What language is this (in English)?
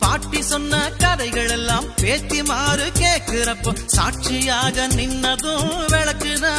Arabic